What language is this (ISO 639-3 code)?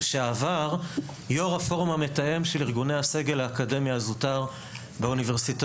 heb